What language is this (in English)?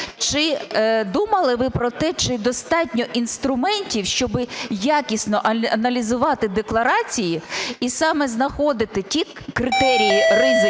Ukrainian